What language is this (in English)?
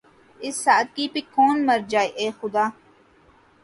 Urdu